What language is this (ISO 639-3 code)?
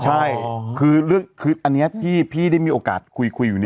tha